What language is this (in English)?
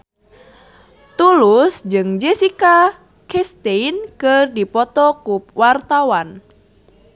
Sundanese